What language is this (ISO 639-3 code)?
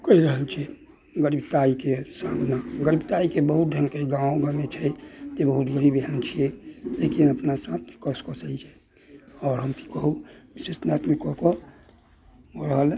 mai